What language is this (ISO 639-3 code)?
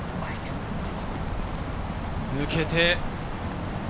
jpn